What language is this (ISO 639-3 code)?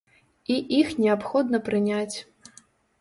bel